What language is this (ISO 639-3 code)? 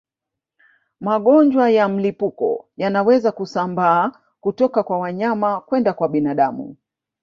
swa